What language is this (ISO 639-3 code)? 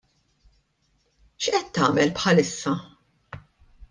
mlt